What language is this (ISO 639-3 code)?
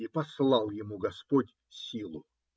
rus